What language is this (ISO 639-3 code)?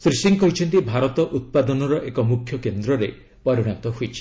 ori